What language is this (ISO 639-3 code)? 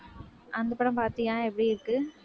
tam